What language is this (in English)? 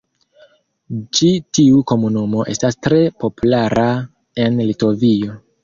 Esperanto